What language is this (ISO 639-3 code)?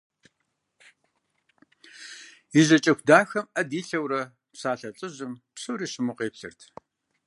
kbd